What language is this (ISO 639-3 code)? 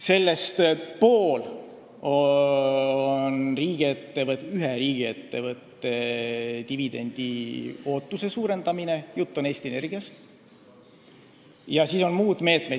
est